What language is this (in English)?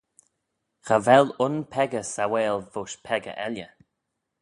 Manx